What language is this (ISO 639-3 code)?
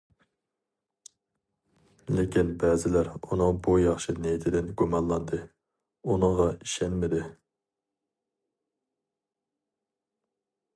uig